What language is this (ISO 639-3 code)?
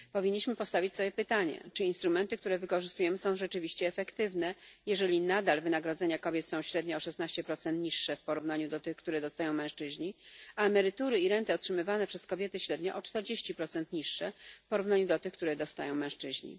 pol